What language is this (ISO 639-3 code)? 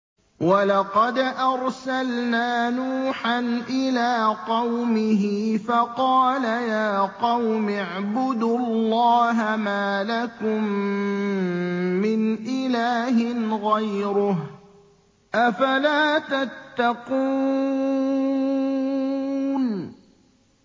ara